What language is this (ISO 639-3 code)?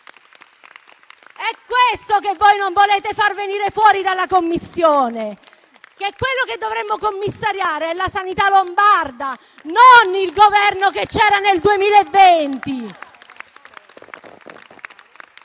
ita